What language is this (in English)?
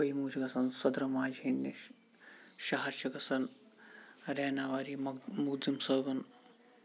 Kashmiri